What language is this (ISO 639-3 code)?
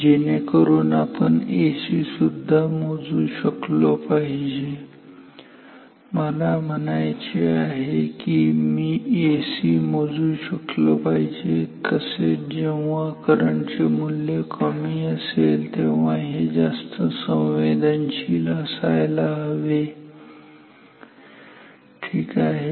mar